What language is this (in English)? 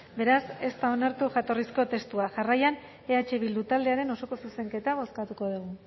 Basque